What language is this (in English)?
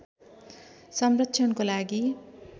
Nepali